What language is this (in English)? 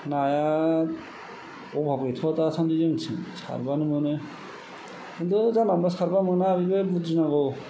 Bodo